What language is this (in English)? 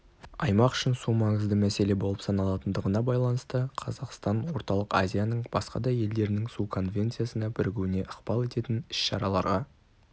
Kazakh